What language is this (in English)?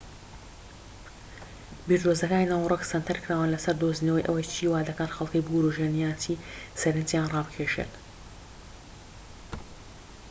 Central Kurdish